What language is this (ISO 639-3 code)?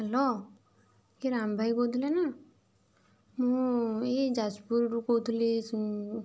ori